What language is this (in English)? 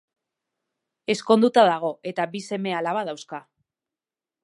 Basque